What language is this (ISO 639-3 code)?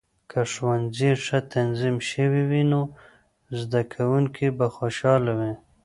pus